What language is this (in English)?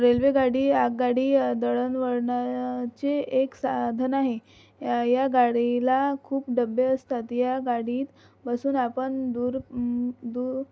Marathi